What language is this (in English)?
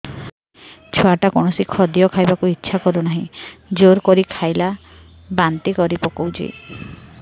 Odia